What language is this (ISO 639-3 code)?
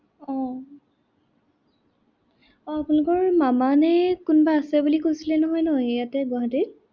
asm